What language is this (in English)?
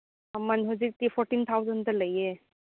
Manipuri